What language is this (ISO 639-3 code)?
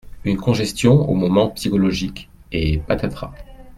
fra